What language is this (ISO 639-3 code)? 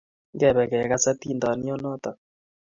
kln